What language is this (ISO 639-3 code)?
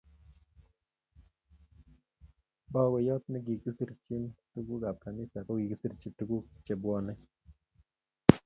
kln